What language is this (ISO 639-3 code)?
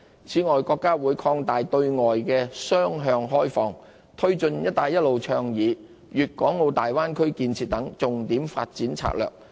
yue